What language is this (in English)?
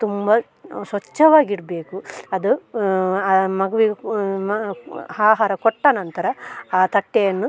Kannada